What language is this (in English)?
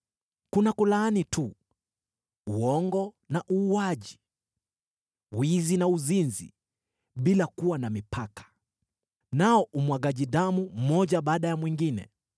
Swahili